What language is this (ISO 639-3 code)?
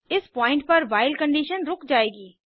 hin